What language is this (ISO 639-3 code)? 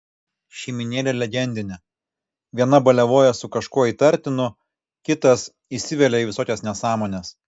lit